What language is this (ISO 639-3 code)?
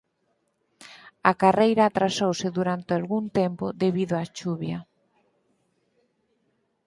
glg